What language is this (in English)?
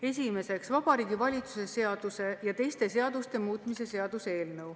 Estonian